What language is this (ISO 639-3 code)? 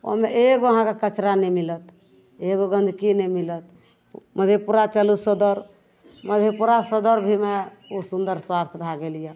mai